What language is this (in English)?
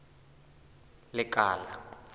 Southern Sotho